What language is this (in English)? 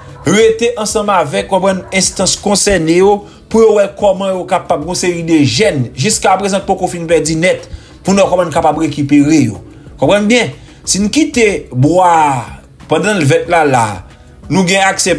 French